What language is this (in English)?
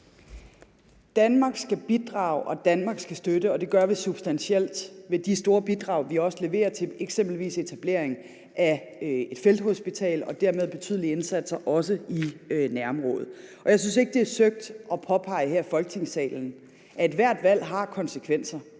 Danish